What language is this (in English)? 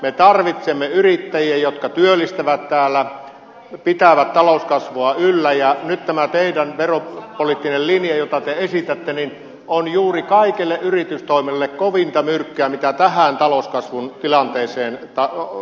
Finnish